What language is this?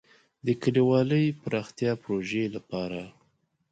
Pashto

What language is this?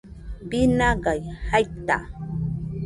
Nüpode Huitoto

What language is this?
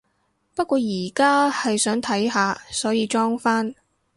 Cantonese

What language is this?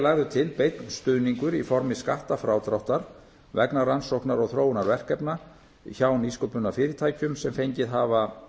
Icelandic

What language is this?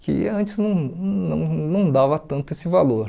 Portuguese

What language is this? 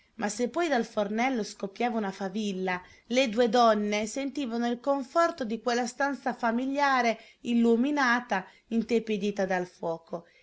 Italian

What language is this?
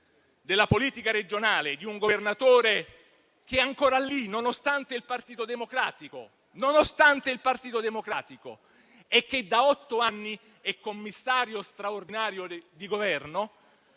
Italian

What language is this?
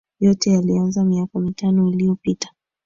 Swahili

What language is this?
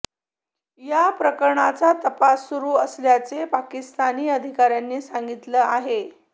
Marathi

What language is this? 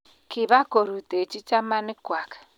Kalenjin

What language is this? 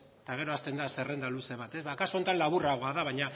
Basque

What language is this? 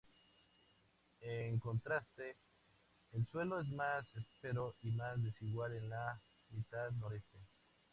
Spanish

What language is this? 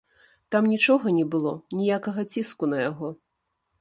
Belarusian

